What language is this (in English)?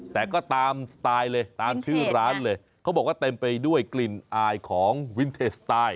Thai